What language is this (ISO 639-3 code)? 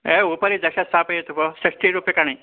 san